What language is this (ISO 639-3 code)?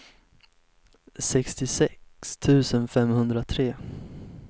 swe